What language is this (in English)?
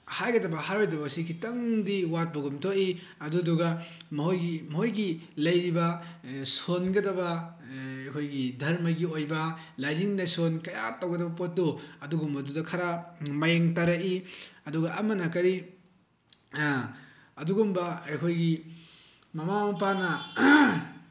Manipuri